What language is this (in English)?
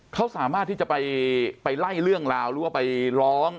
Thai